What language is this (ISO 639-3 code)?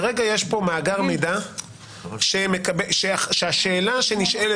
heb